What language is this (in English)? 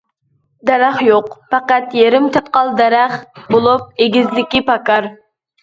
Uyghur